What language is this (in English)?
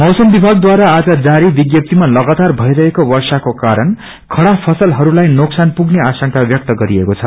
Nepali